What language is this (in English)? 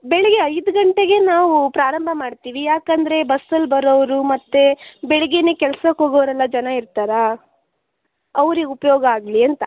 Kannada